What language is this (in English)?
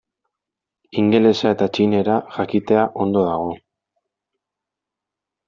Basque